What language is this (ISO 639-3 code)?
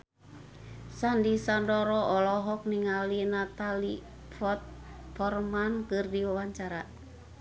sun